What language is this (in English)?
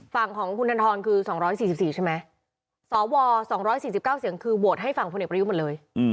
Thai